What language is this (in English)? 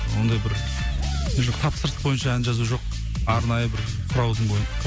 Kazakh